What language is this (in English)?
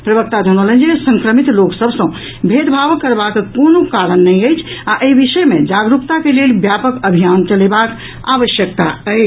Maithili